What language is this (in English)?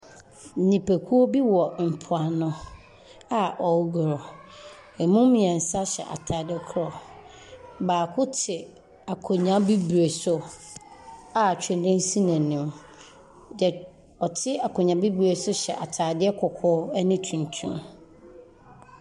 Akan